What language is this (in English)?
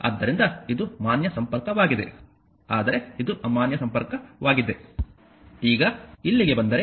Kannada